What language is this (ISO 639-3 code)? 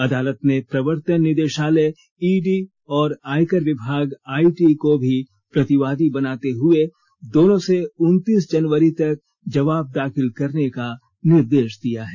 hin